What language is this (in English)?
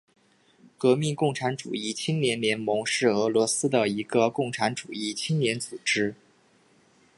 Chinese